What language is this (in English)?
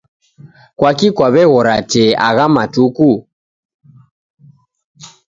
Taita